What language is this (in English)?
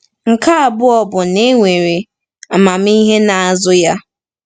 Igbo